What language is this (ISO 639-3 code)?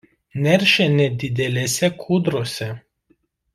lit